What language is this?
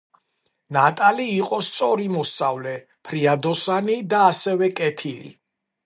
Georgian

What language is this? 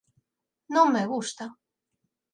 Galician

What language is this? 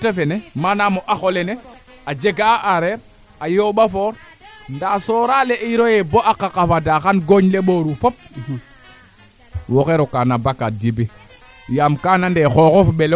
Serer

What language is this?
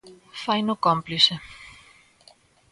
Galician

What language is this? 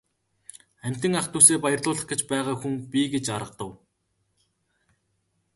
Mongolian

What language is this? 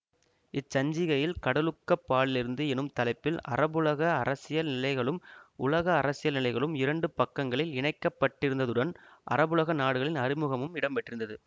Tamil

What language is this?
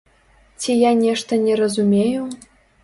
Belarusian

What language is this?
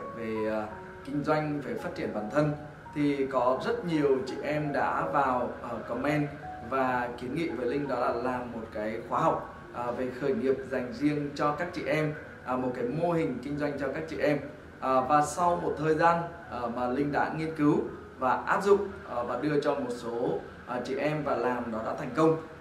Vietnamese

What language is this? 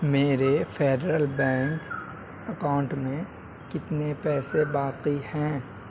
Urdu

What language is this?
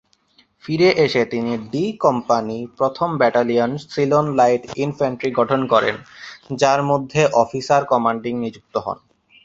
Bangla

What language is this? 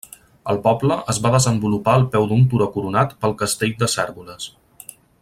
Catalan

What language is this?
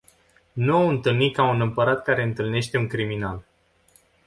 Romanian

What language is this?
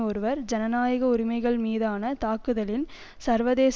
Tamil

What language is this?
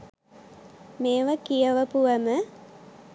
Sinhala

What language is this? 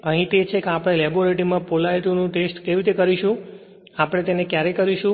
Gujarati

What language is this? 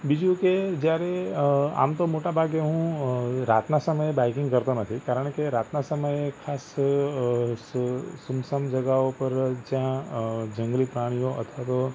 Gujarati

